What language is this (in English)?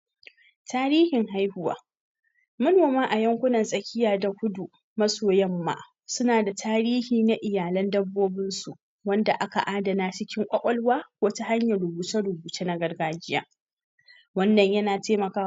Hausa